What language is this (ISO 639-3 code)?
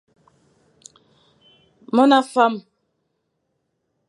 fan